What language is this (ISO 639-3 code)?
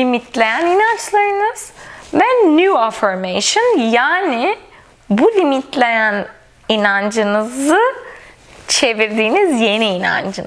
tur